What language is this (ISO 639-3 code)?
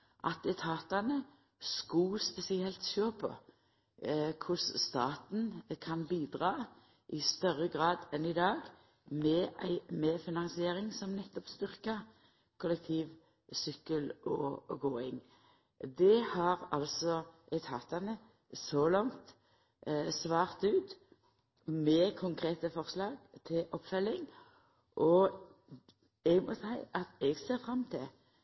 nno